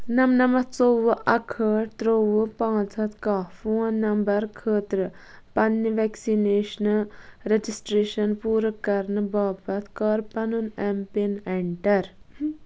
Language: Kashmiri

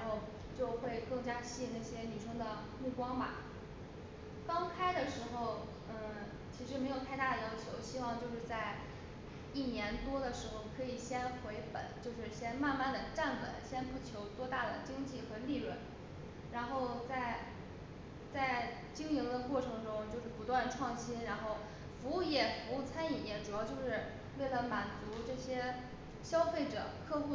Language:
Chinese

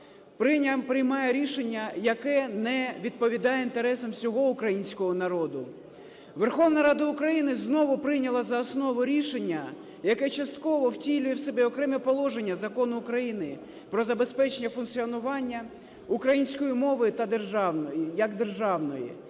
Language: Ukrainian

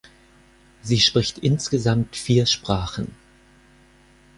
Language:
German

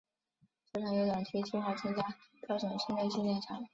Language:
Chinese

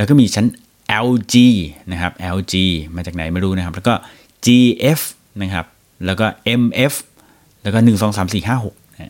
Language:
Thai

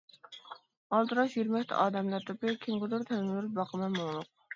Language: Uyghur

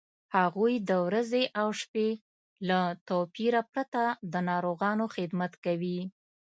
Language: Pashto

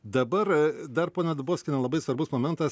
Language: Lithuanian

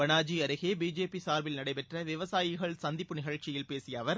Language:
Tamil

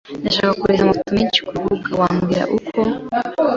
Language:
Kinyarwanda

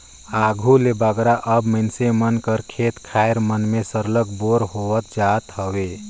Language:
Chhattisgarhi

